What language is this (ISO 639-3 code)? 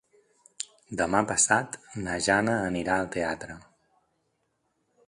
cat